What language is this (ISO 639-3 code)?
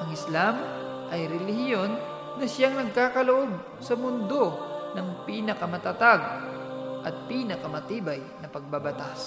fil